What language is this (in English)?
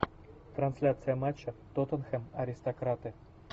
Russian